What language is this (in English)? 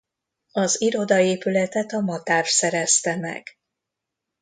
Hungarian